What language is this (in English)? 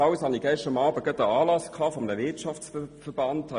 Swiss German